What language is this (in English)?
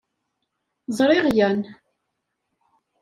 Kabyle